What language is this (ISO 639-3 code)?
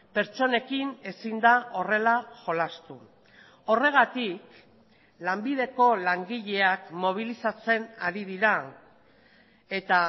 eus